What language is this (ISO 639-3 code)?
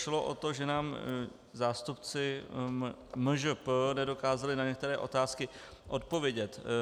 ces